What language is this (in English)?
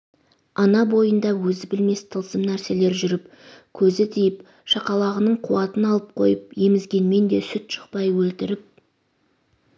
Kazakh